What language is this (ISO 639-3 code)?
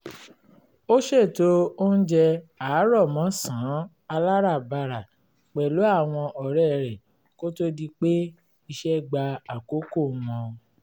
yor